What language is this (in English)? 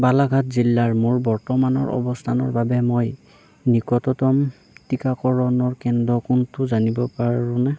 Assamese